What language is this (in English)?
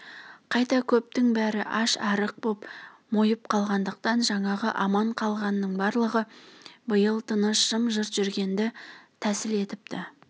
Kazakh